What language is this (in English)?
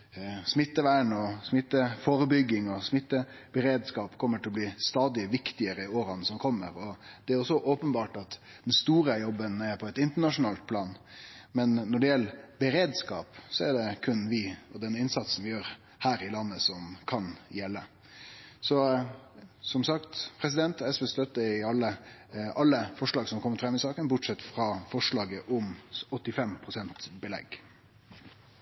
Norwegian Nynorsk